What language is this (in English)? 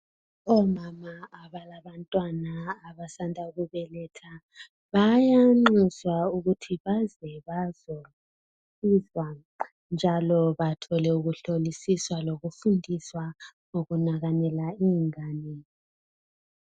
North Ndebele